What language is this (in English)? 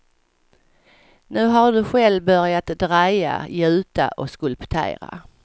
Swedish